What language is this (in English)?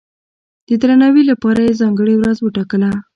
Pashto